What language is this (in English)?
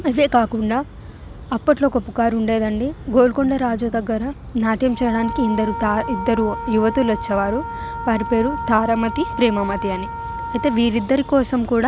Telugu